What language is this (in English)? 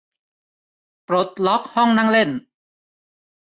Thai